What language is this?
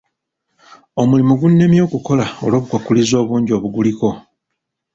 Ganda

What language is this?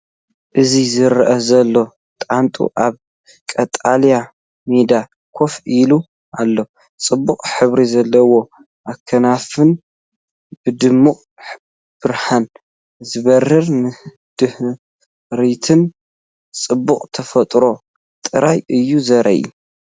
Tigrinya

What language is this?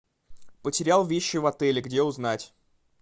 Russian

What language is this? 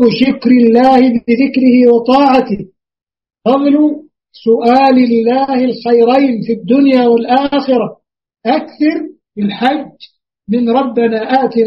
Arabic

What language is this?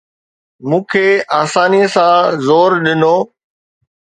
Sindhi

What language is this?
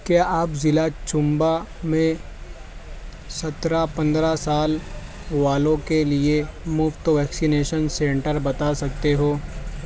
Urdu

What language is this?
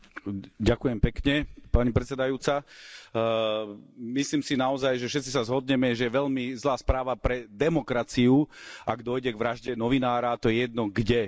Slovak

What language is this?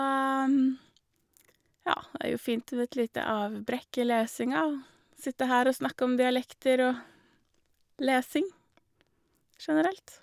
Norwegian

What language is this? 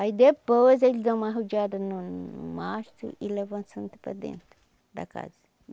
Portuguese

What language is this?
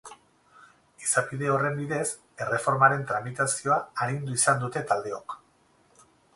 Basque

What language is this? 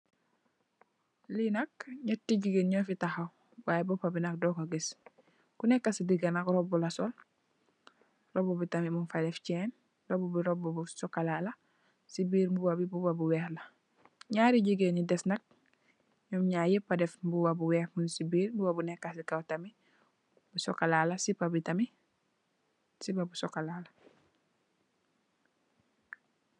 Wolof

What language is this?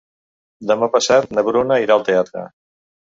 Catalan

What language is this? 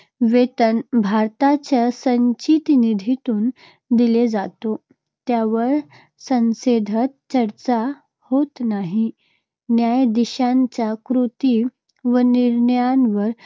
Marathi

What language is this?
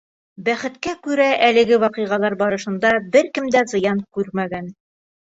Bashkir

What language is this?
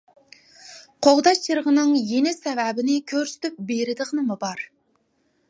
Uyghur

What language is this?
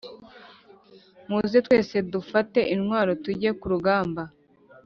Kinyarwanda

